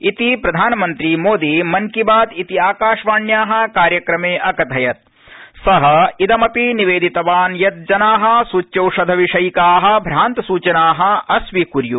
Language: Sanskrit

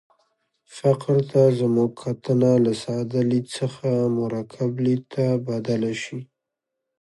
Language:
Pashto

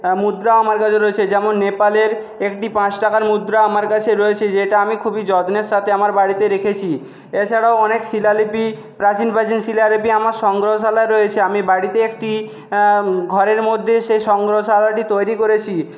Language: Bangla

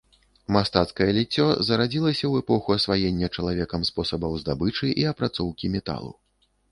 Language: Belarusian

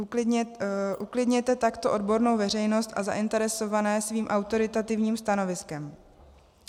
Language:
Czech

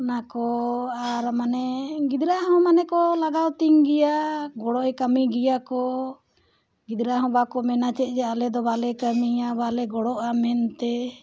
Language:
Santali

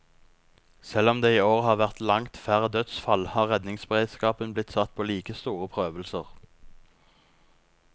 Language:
Norwegian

